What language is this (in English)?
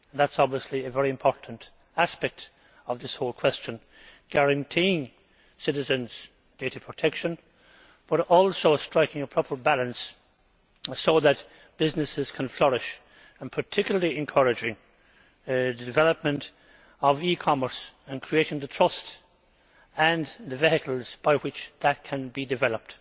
English